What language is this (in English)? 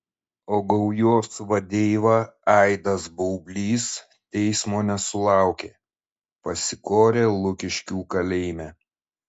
Lithuanian